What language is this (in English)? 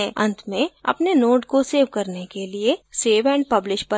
Hindi